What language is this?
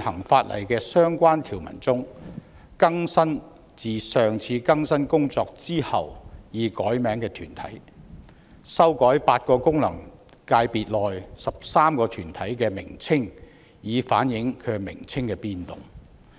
Cantonese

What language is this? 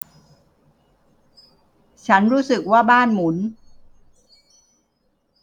Thai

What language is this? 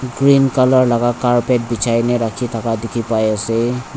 Naga Pidgin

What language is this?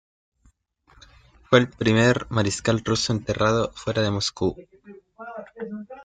Spanish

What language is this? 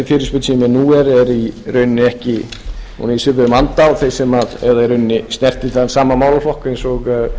Icelandic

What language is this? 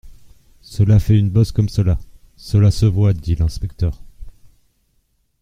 French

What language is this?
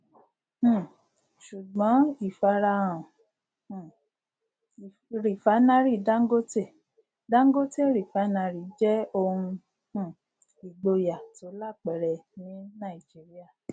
Yoruba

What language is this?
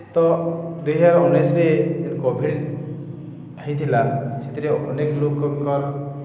Odia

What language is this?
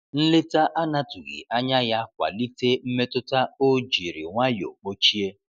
Igbo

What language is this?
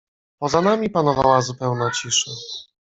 Polish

